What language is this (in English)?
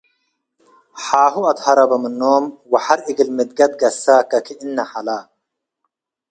Tigre